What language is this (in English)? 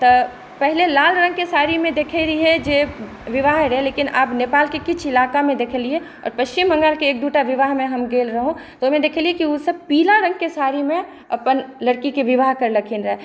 Maithili